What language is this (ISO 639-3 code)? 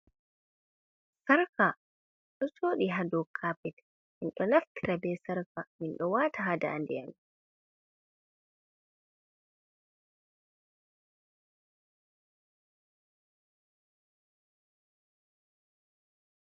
ful